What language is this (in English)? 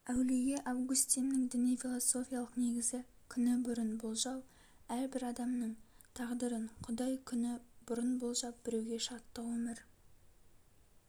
Kazakh